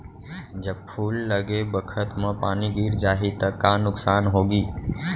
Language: Chhattisgarhi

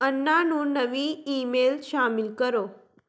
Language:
Punjabi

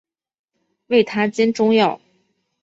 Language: Chinese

